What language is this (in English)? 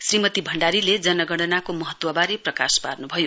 Nepali